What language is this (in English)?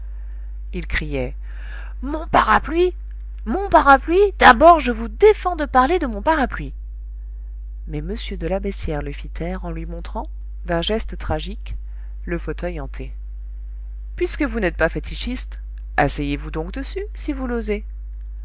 French